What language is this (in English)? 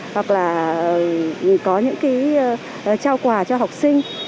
Vietnamese